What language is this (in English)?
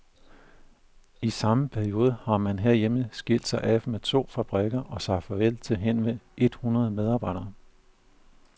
Danish